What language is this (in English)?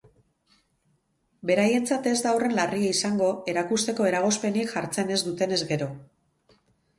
Basque